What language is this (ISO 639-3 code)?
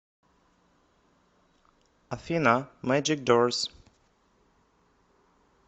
rus